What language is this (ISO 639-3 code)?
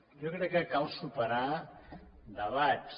cat